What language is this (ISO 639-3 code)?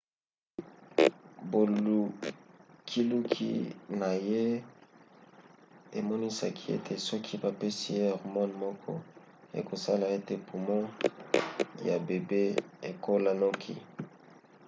lin